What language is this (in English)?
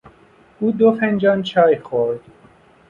Persian